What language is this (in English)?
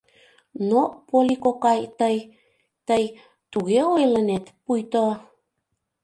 Mari